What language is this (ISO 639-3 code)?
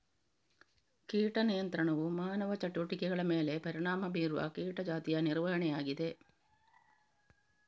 kan